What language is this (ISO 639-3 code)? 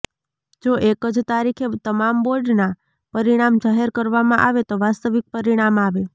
guj